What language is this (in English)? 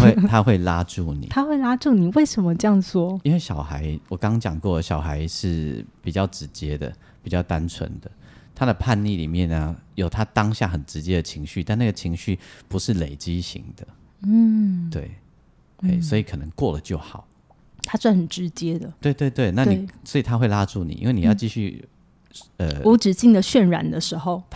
Chinese